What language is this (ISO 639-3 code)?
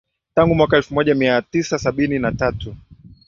swa